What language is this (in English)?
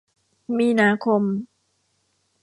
Thai